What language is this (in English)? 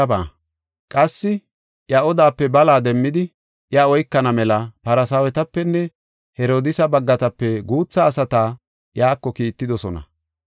Gofa